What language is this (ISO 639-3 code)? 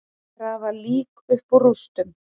isl